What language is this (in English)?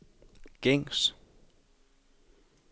Danish